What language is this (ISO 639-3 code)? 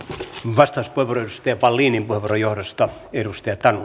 fin